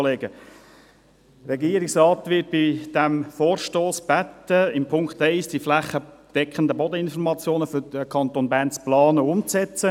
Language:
Swiss German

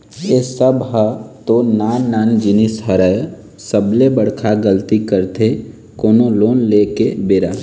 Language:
Chhattisgarhi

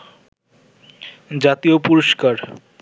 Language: Bangla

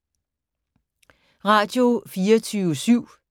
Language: Danish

